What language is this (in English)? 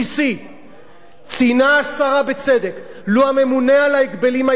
Hebrew